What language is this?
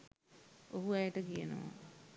Sinhala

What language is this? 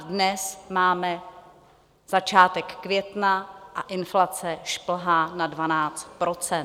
Czech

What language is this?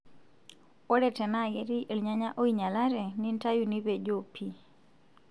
Masai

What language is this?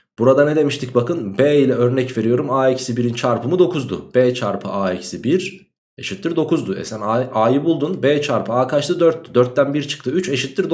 Turkish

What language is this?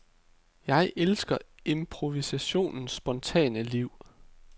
Danish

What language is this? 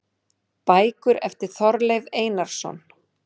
Icelandic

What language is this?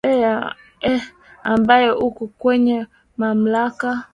Swahili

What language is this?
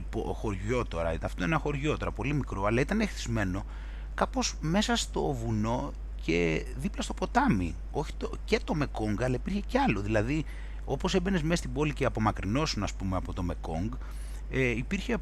Greek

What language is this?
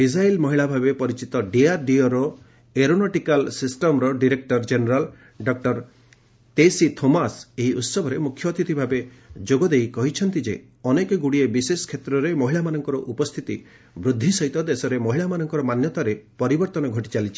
Odia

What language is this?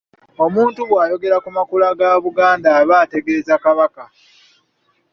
Ganda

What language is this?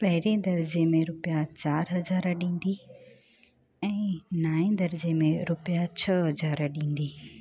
Sindhi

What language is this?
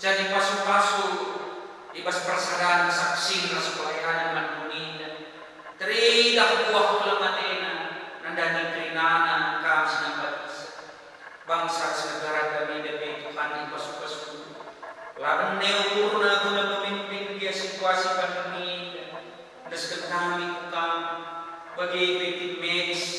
Indonesian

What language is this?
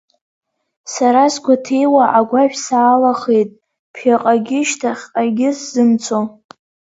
Abkhazian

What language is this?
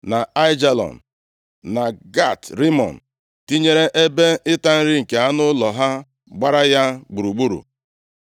Igbo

